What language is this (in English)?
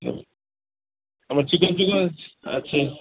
Punjabi